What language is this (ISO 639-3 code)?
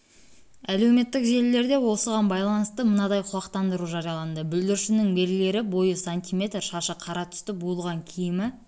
kaz